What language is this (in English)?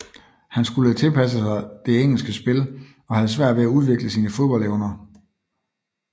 Danish